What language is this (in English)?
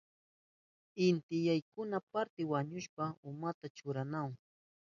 Southern Pastaza Quechua